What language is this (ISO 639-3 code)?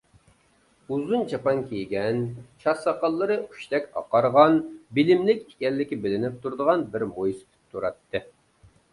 uig